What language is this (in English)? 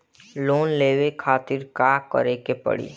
Bhojpuri